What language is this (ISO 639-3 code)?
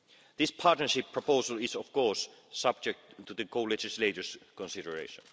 eng